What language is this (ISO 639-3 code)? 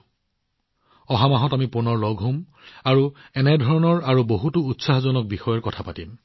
asm